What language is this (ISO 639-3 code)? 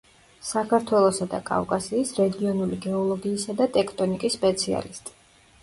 kat